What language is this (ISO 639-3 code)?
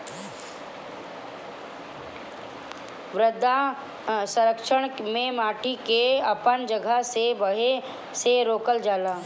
bho